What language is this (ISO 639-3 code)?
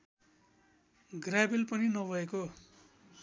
nep